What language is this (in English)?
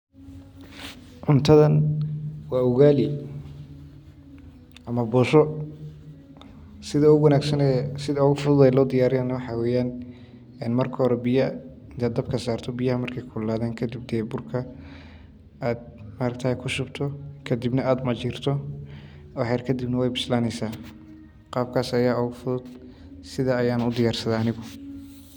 Somali